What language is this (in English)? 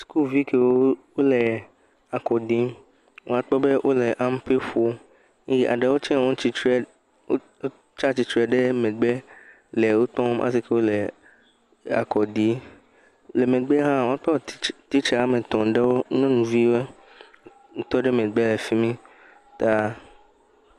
Ewe